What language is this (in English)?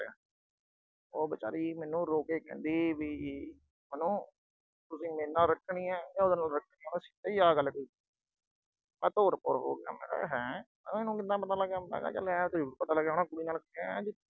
Punjabi